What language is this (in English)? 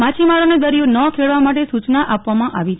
Gujarati